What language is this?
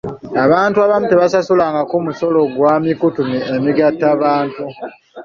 Ganda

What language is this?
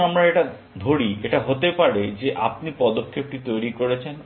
Bangla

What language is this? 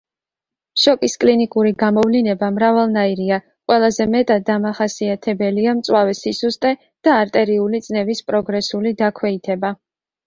Georgian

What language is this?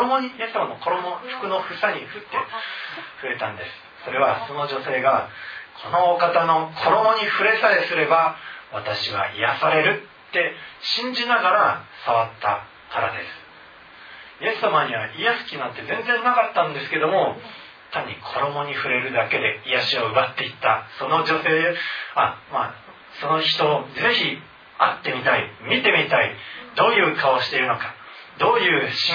Japanese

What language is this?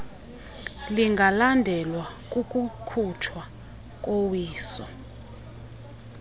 Xhosa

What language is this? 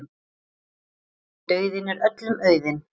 Icelandic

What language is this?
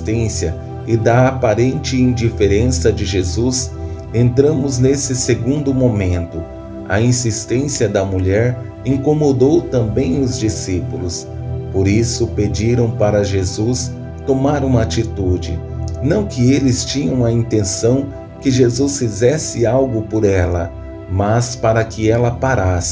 Portuguese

